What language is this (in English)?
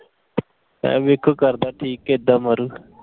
Punjabi